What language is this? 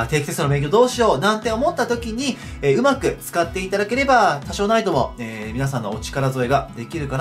Japanese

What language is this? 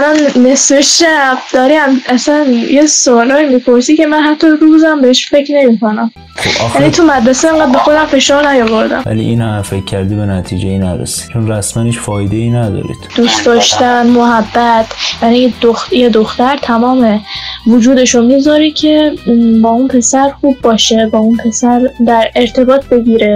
Persian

